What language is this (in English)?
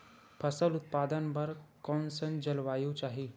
Chhattisgarhi